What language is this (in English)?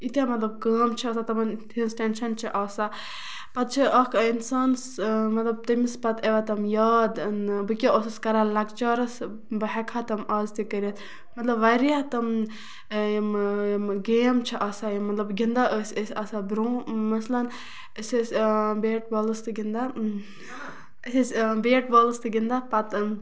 Kashmiri